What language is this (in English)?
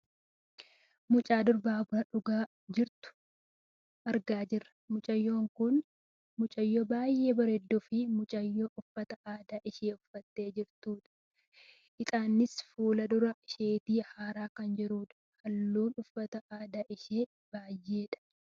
Oromo